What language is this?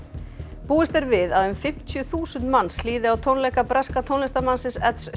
Icelandic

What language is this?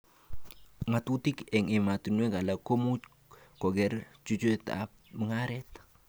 Kalenjin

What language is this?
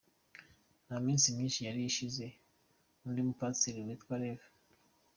Kinyarwanda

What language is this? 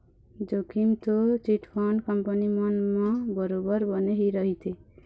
Chhattisgarhi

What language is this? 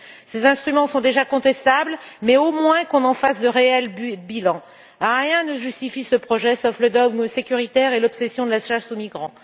French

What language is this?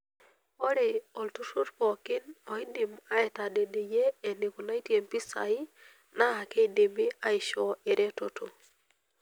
Masai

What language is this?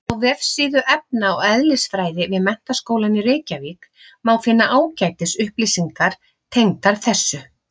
Icelandic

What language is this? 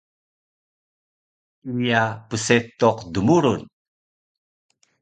Taroko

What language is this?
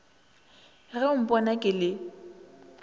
Northern Sotho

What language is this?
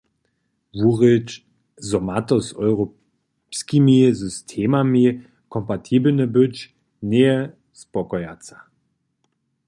Upper Sorbian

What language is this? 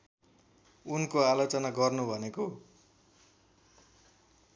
Nepali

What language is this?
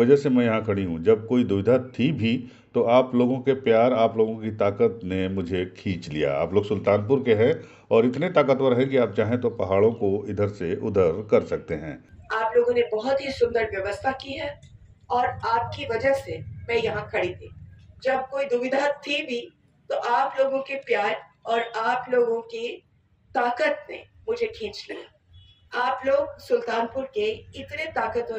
Hindi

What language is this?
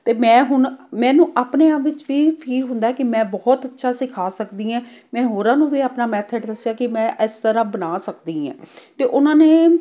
Punjabi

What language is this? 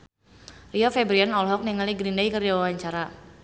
Sundanese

